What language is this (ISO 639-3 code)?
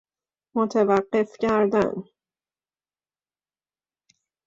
fas